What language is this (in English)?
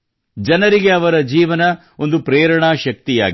Kannada